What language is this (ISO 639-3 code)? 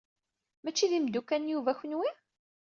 kab